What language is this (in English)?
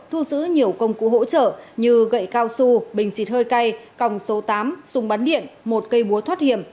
Vietnamese